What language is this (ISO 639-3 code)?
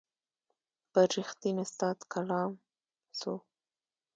pus